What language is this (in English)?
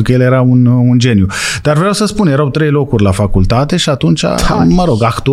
Romanian